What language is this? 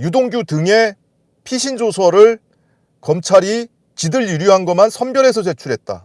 Korean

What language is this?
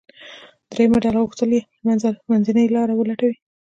Pashto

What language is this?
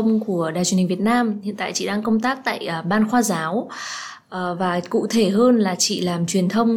Vietnamese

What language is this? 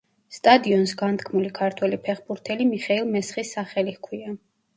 Georgian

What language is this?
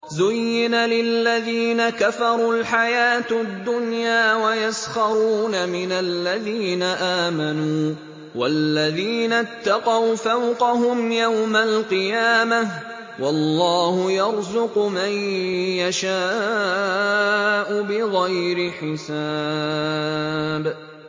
Arabic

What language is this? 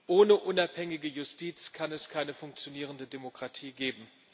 German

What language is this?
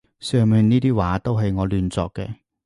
Cantonese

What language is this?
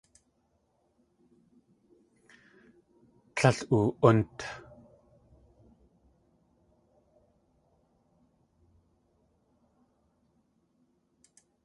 Tlingit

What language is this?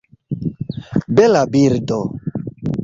Esperanto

